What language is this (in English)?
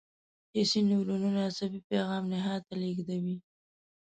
Pashto